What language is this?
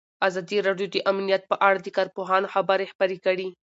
Pashto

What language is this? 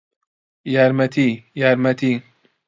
Central Kurdish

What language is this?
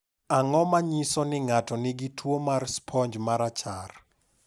Luo (Kenya and Tanzania)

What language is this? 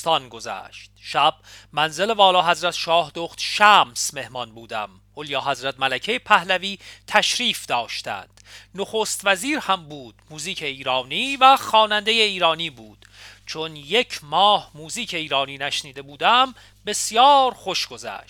Persian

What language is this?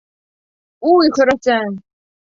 Bashkir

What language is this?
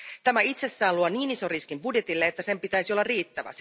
Finnish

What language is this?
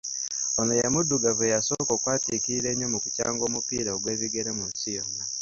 Ganda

